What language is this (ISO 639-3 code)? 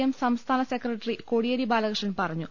mal